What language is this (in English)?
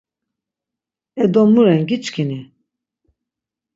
Laz